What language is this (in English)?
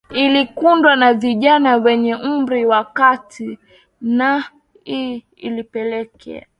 Swahili